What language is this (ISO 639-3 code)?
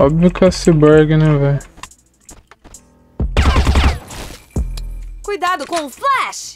por